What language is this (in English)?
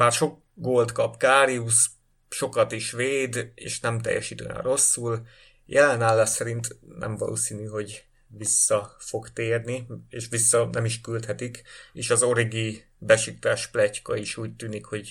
Hungarian